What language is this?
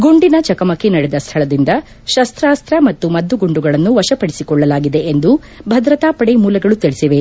Kannada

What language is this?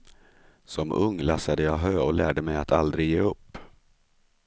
Swedish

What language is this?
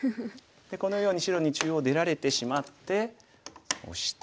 Japanese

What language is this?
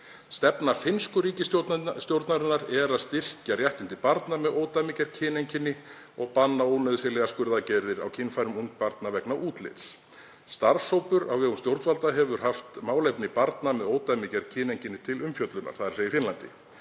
Icelandic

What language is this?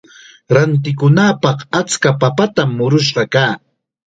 Chiquián Ancash Quechua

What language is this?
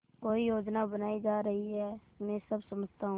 Hindi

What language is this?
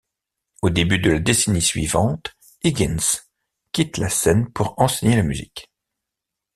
French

